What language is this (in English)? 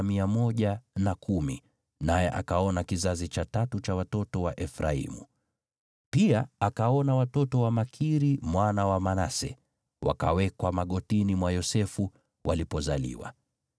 Swahili